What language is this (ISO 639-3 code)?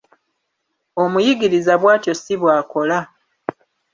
lug